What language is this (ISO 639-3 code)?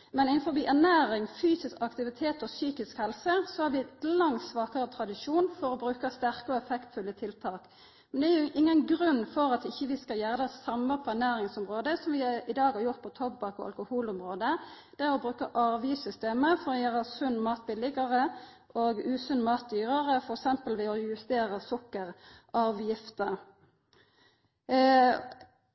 nno